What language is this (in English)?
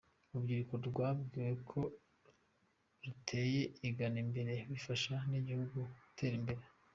Kinyarwanda